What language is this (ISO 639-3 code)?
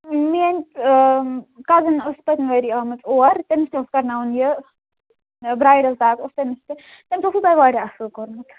kas